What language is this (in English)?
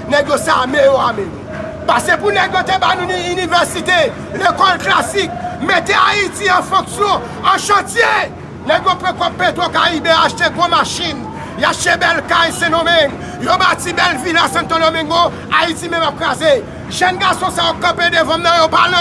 French